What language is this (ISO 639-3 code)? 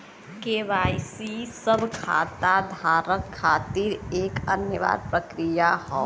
bho